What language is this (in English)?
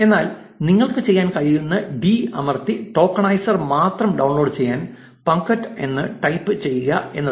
Malayalam